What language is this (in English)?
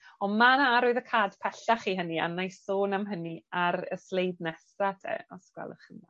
Welsh